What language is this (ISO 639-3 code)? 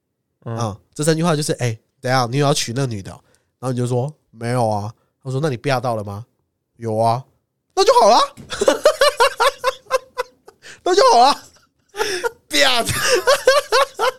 zho